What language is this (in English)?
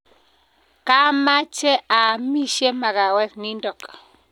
Kalenjin